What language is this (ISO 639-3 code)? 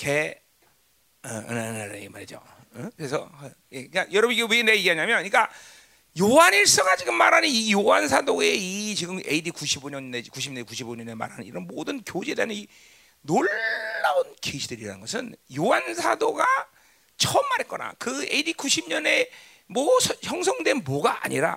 kor